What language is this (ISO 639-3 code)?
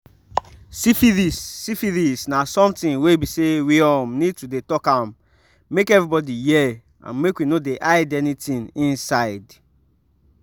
pcm